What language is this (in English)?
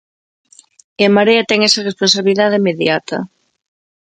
Galician